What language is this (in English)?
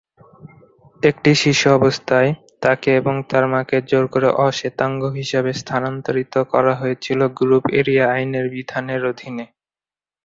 Bangla